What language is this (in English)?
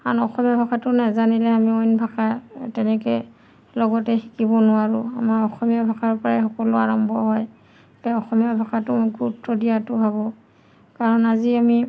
Assamese